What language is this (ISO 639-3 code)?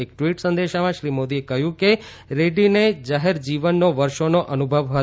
guj